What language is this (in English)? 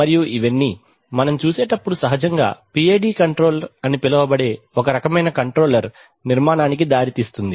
Telugu